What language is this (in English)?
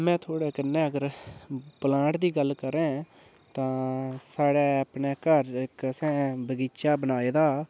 Dogri